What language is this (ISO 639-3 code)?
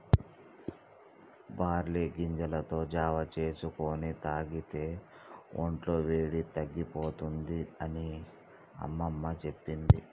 tel